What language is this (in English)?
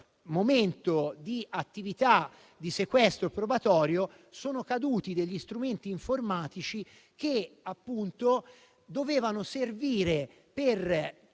Italian